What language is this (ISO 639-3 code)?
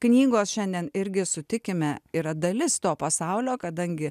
lit